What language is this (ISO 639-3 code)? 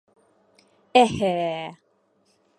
bak